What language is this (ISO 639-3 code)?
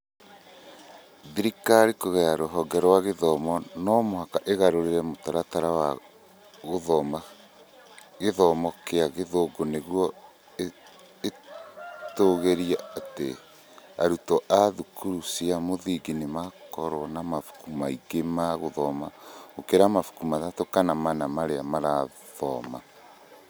kik